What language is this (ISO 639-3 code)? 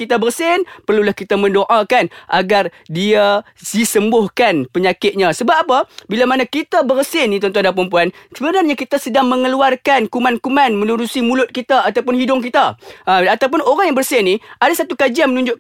msa